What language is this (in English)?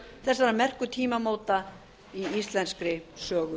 Icelandic